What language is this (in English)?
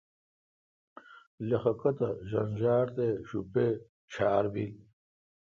Kalkoti